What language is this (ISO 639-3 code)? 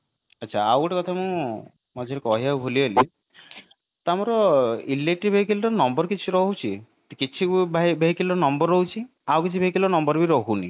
ori